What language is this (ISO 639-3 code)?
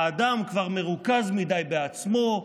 heb